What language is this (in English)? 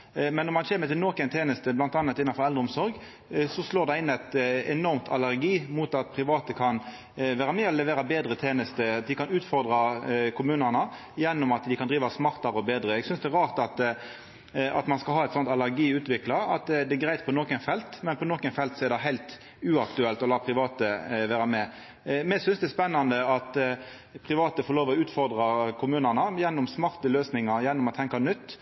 Norwegian Nynorsk